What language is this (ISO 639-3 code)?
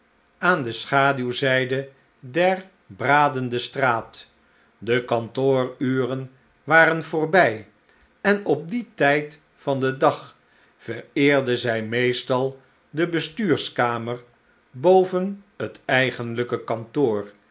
nld